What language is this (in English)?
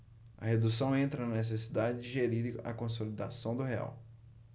Portuguese